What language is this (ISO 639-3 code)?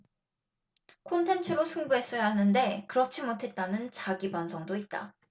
kor